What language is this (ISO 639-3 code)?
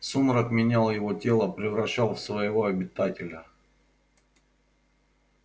rus